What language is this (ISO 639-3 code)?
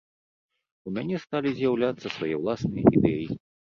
bel